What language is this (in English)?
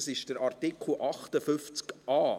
Swiss German